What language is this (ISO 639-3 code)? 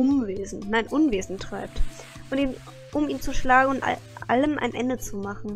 deu